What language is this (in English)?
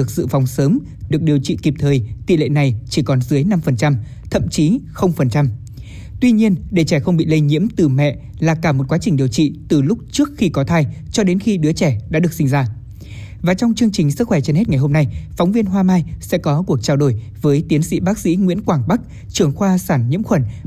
Vietnamese